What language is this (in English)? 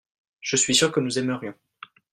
French